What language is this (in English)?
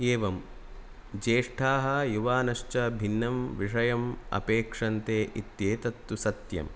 Sanskrit